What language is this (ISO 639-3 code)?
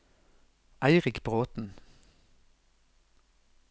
nor